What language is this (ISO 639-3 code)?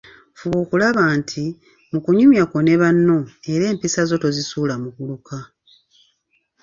lug